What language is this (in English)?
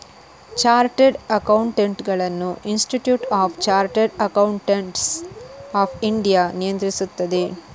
Kannada